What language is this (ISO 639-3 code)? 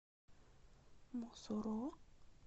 rus